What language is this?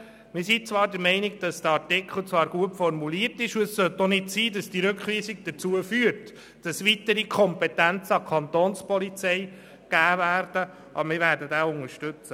Swiss German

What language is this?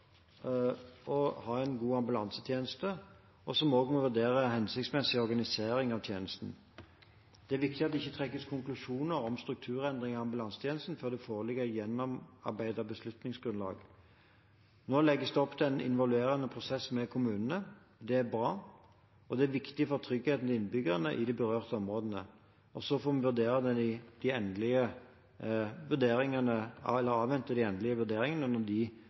Norwegian Bokmål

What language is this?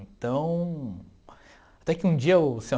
Portuguese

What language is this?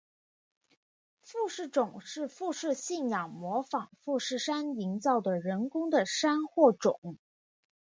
Chinese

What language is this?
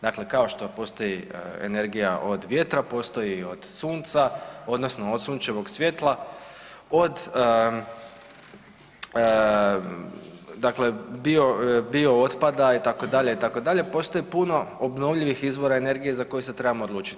Croatian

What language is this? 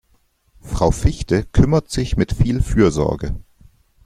German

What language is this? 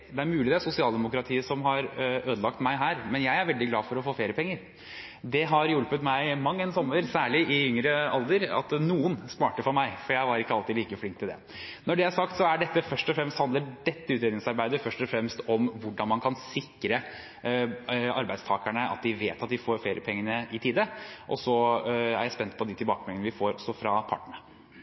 Norwegian Bokmål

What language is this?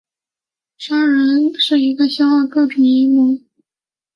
Chinese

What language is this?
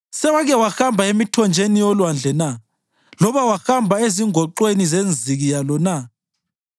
North Ndebele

